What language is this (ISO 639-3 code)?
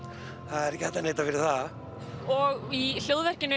isl